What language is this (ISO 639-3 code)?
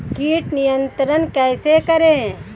hin